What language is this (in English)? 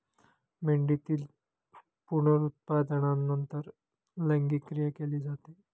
Marathi